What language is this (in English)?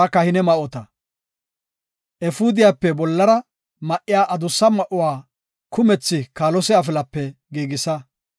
Gofa